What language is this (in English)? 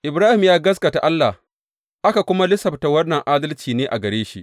Hausa